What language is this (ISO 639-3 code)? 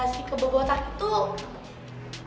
ind